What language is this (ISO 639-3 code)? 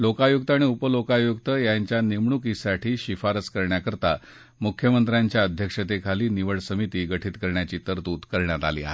mar